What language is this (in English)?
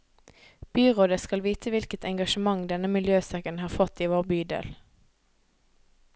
Norwegian